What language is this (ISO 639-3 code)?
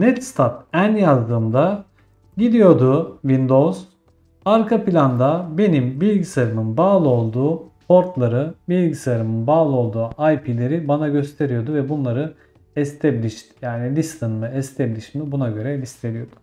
tur